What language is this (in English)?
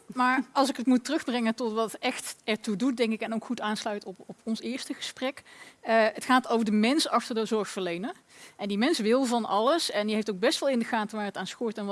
Dutch